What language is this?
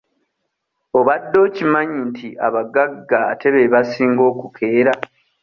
Ganda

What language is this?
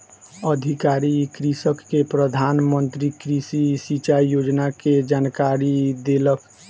Maithili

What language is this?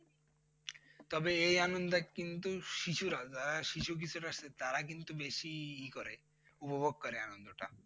Bangla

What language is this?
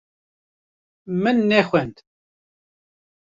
Kurdish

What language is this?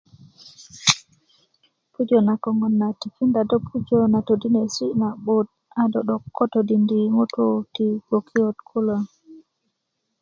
Kuku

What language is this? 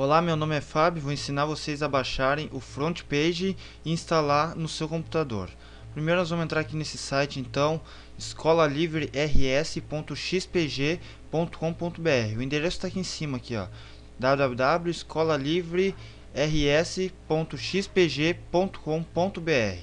Portuguese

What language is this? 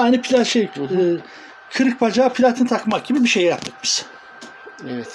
Turkish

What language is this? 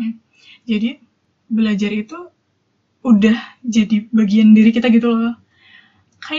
Indonesian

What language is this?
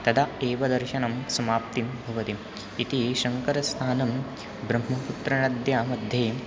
Sanskrit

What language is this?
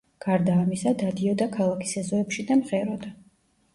Georgian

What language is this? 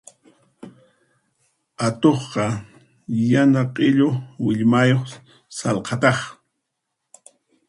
Puno Quechua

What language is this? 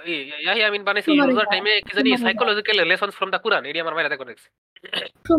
Bangla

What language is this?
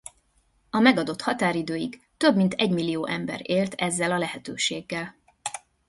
Hungarian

